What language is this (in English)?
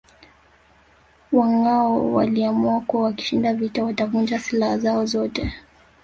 Swahili